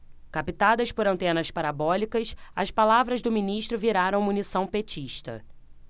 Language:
Portuguese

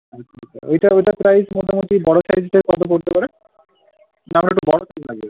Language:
Bangla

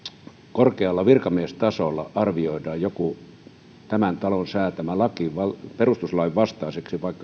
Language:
Finnish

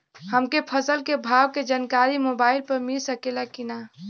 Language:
Bhojpuri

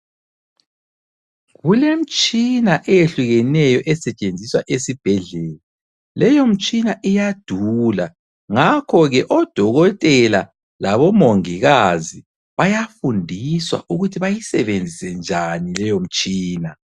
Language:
North Ndebele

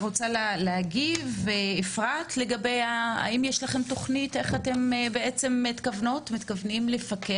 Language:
Hebrew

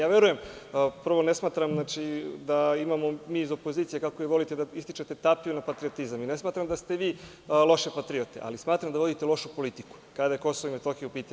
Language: Serbian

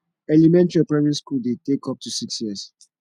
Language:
Nigerian Pidgin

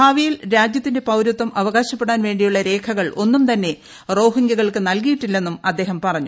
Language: Malayalam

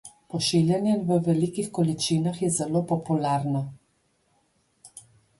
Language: Slovenian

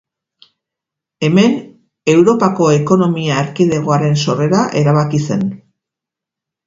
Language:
Basque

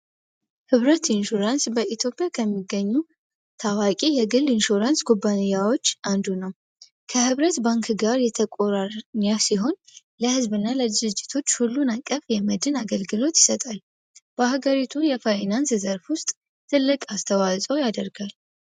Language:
Amharic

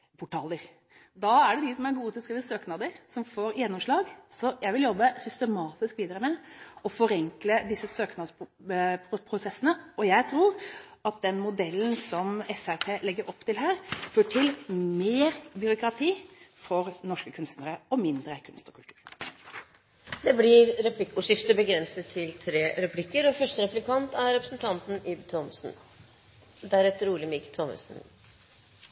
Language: Norwegian Bokmål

